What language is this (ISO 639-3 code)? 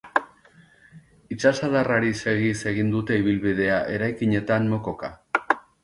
eus